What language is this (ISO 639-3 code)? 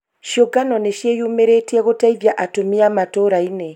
kik